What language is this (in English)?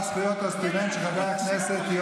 Hebrew